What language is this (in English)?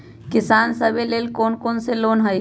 Magahi